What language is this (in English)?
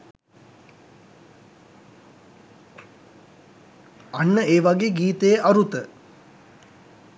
Sinhala